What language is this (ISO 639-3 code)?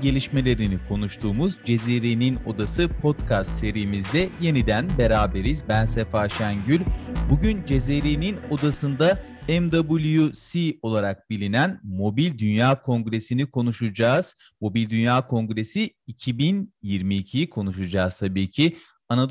tur